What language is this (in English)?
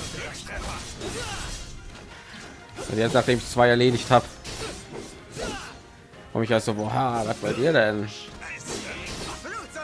German